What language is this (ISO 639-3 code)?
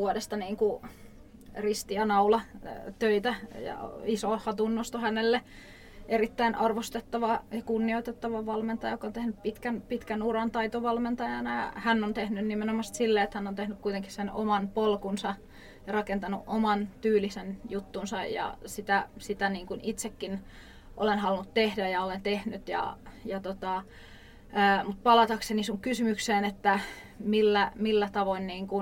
fin